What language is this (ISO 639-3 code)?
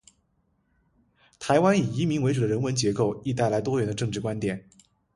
zho